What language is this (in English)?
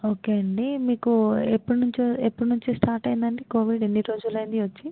Telugu